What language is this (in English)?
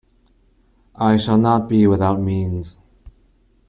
English